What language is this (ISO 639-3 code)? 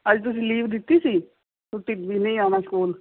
pan